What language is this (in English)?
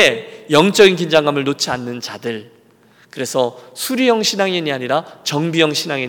Korean